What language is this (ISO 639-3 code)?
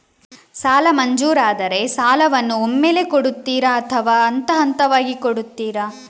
kan